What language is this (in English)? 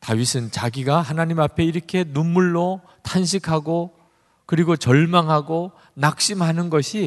Korean